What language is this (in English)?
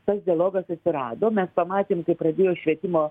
Lithuanian